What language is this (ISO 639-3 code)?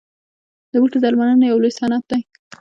pus